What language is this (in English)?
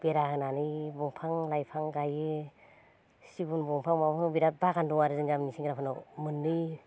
Bodo